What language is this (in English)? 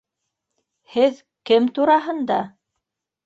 Bashkir